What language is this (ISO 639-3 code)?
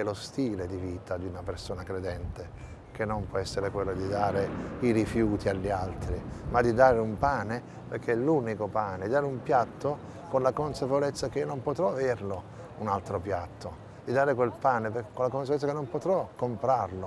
ita